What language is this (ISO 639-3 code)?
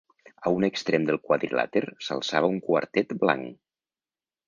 cat